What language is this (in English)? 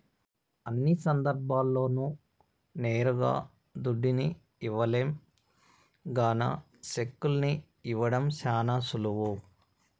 Telugu